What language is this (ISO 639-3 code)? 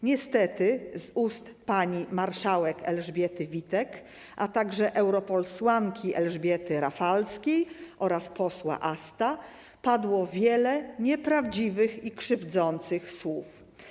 pol